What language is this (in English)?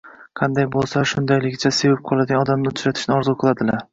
Uzbek